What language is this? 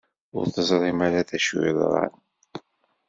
Kabyle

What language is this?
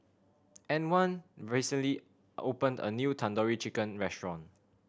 English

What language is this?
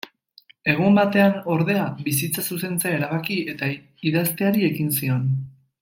Basque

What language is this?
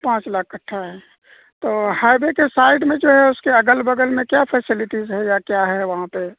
Urdu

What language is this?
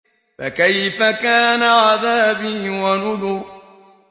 Arabic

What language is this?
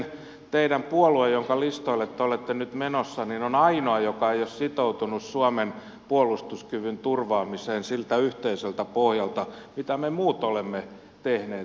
Finnish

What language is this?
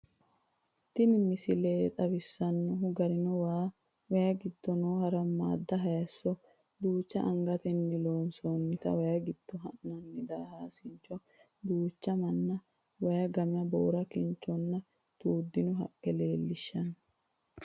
Sidamo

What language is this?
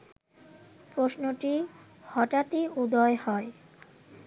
Bangla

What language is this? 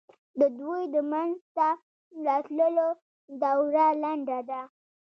Pashto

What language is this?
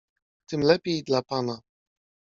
Polish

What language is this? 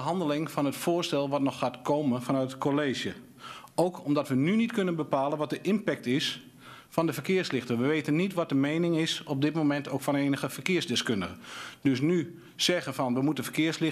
Dutch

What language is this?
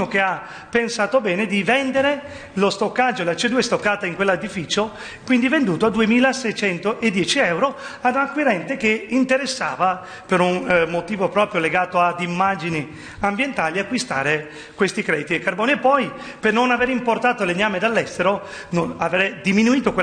Italian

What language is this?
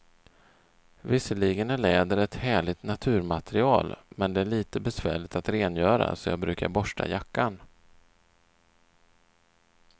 Swedish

